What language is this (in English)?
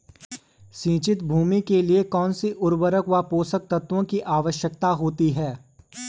Hindi